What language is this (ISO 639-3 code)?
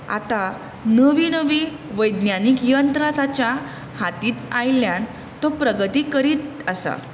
kok